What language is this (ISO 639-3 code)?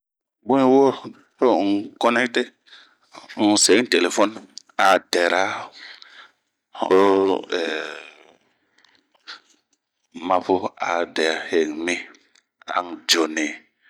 bmq